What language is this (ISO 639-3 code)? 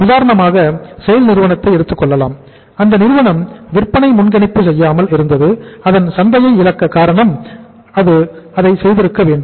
tam